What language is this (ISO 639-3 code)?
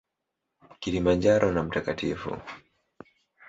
swa